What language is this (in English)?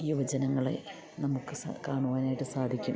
Malayalam